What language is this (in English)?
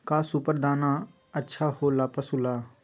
Magahi